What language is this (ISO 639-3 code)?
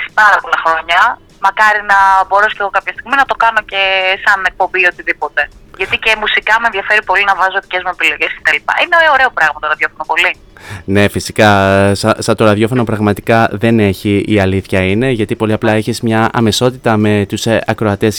ell